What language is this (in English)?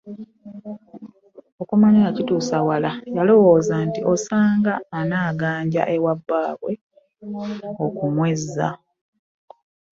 Ganda